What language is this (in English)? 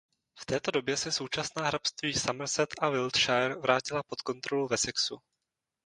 Czech